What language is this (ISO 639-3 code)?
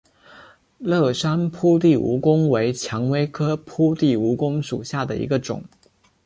zho